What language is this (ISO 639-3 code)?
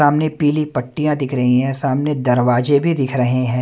hin